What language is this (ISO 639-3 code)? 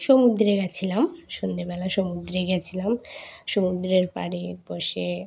ben